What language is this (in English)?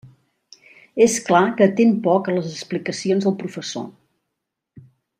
Catalan